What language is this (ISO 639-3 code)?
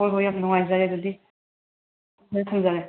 mni